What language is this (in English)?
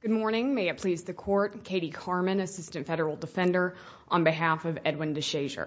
English